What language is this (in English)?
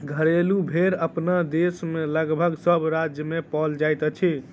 Maithili